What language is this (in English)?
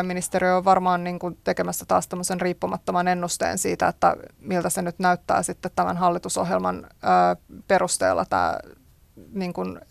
Finnish